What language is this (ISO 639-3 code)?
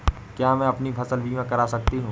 hin